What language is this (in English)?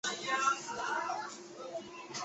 Chinese